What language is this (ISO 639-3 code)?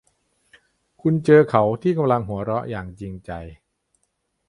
tha